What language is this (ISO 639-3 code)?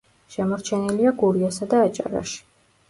kat